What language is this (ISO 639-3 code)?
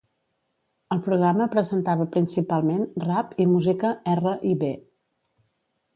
cat